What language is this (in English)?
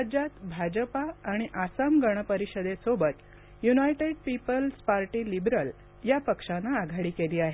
Marathi